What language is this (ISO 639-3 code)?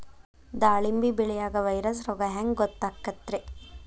kan